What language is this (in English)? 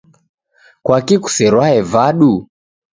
Taita